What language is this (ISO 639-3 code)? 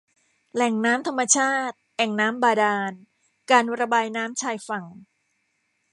tha